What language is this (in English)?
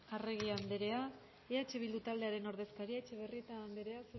Basque